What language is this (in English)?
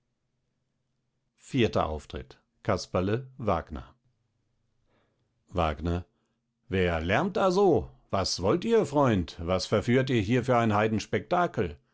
German